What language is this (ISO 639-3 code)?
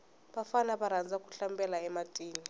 tso